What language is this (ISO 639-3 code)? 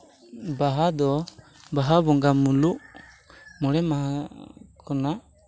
sat